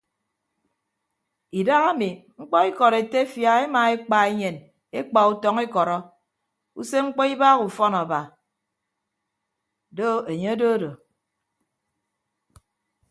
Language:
Ibibio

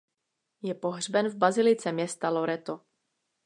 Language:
Czech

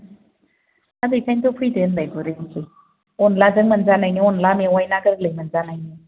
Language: Bodo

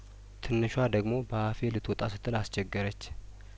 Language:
Amharic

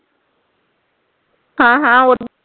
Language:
Punjabi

